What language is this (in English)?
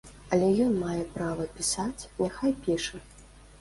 Belarusian